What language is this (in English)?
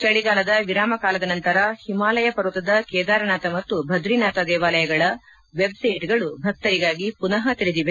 Kannada